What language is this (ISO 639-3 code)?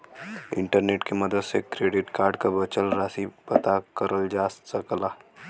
bho